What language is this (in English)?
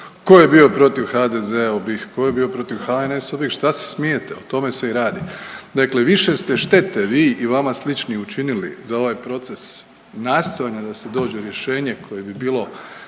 Croatian